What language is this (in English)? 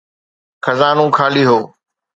Sindhi